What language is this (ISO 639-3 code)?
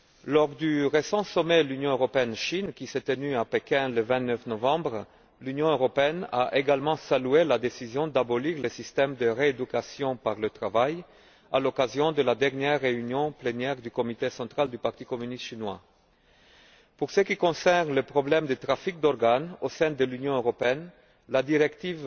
fra